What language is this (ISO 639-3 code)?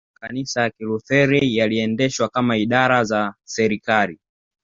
swa